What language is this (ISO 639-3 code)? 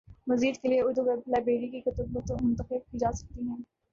urd